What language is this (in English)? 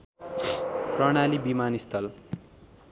Nepali